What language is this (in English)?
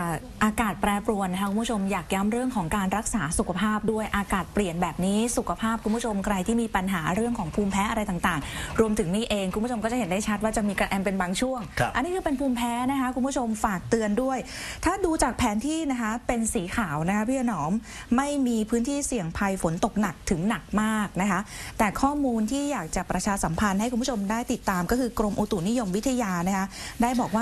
Thai